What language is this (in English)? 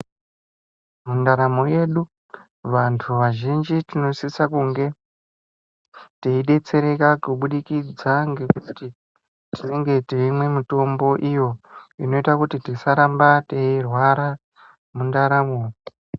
Ndau